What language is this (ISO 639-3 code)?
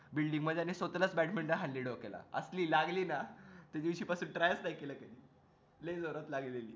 mar